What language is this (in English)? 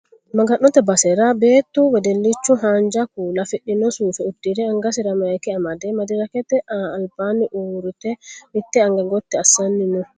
Sidamo